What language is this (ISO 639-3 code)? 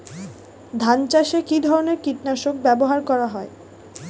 ben